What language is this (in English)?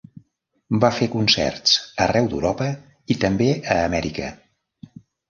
Catalan